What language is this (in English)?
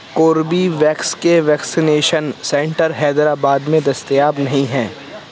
Urdu